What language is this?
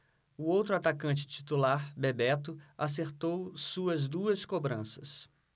Portuguese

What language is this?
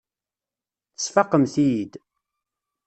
Kabyle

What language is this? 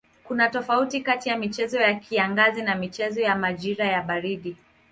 Swahili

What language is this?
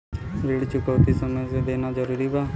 Bhojpuri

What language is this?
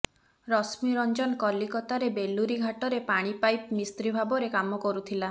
Odia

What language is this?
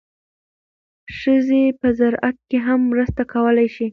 Pashto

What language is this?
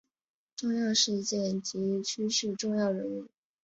Chinese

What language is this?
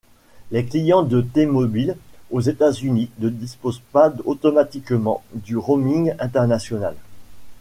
French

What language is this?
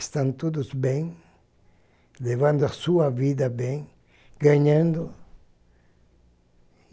Portuguese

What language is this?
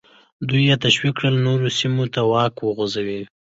Pashto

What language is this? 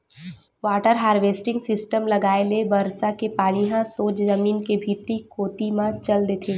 Chhattisgarhi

